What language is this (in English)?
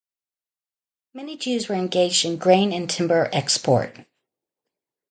English